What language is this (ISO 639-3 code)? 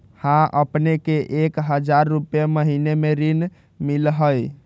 mag